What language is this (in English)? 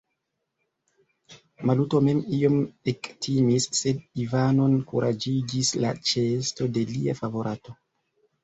Esperanto